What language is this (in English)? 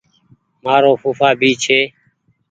Goaria